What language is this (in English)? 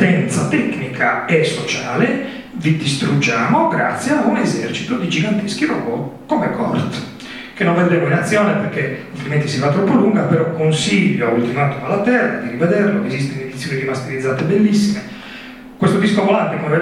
Italian